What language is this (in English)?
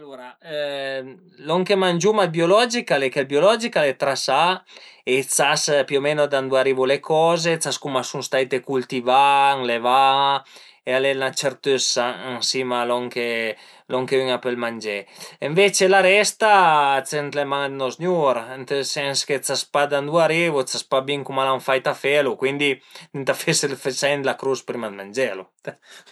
Piedmontese